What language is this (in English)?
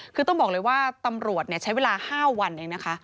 Thai